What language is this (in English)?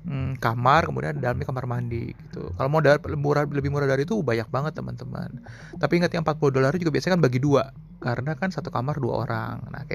Indonesian